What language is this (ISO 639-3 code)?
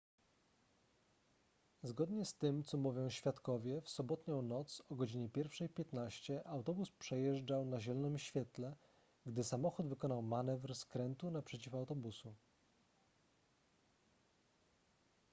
pol